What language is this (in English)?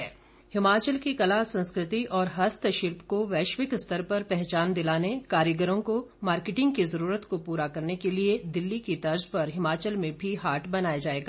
Hindi